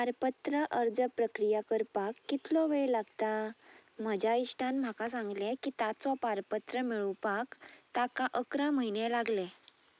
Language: Konkani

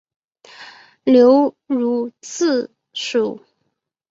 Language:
Chinese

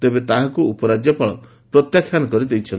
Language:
Odia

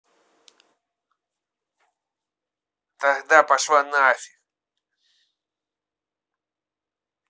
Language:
Russian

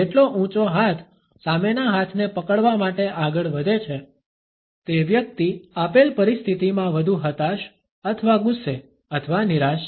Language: Gujarati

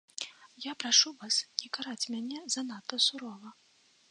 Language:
Belarusian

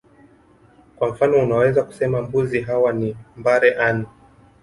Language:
Swahili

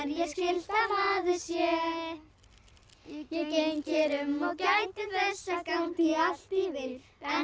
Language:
Icelandic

